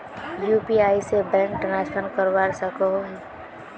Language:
Magahi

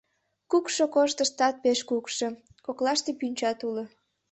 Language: Mari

